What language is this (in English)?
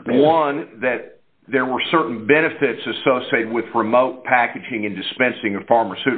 English